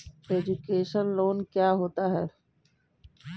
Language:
Hindi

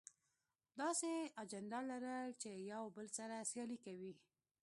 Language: Pashto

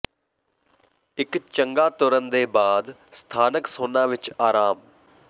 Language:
Punjabi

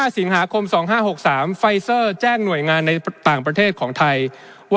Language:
Thai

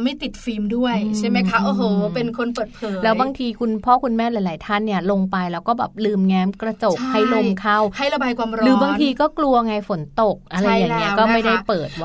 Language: Thai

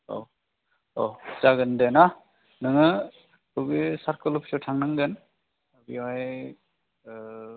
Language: Bodo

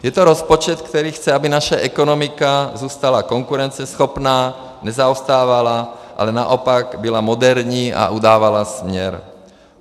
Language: Czech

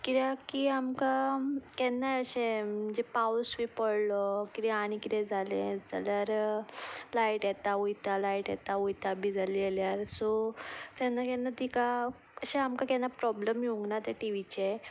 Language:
Konkani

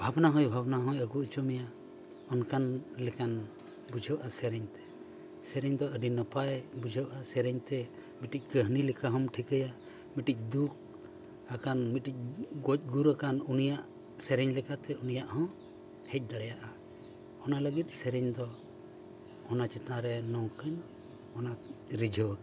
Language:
Santali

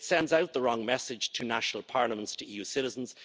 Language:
English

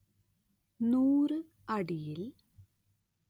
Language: Malayalam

